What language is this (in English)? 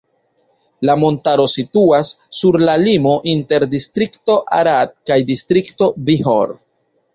Esperanto